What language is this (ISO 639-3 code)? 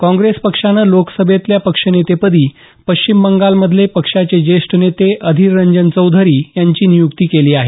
mar